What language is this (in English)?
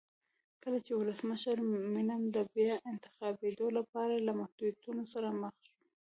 Pashto